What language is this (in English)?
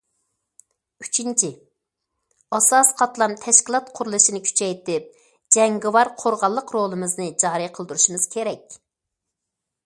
Uyghur